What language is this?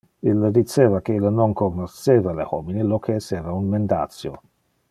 Interlingua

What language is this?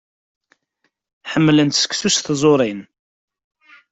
Kabyle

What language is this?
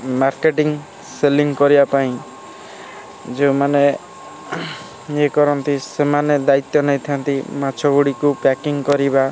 Odia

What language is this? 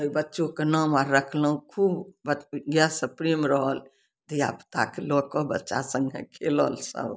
Maithili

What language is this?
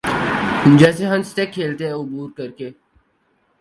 Urdu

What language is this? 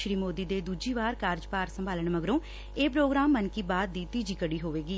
Punjabi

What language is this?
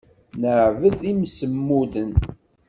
Kabyle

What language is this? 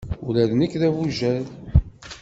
Kabyle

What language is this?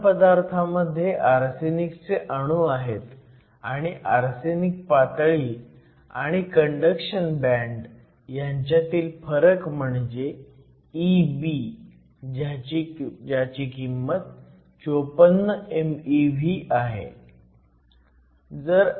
Marathi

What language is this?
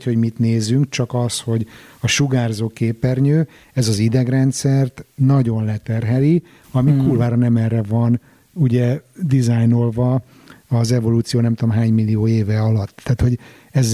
Hungarian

